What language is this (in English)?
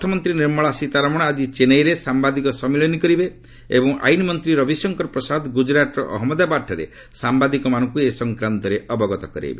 Odia